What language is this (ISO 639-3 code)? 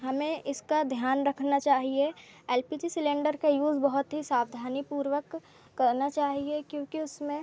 hin